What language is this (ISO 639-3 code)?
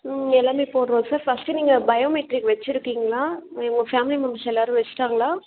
tam